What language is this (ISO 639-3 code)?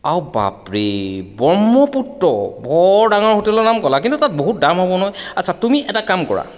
asm